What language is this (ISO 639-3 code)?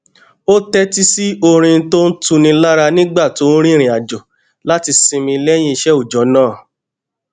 yor